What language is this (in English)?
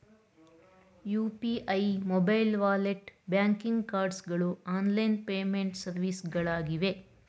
Kannada